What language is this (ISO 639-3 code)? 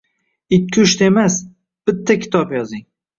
uzb